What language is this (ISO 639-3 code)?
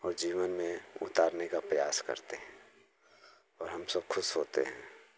hin